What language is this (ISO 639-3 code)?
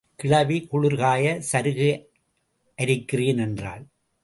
tam